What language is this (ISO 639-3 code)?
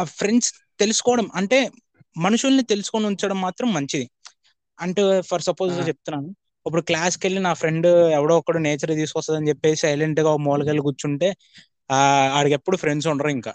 tel